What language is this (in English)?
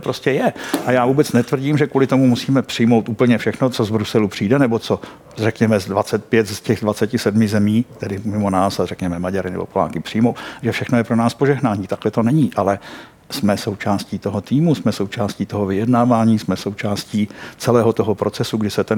Czech